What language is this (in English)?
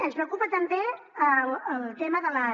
Catalan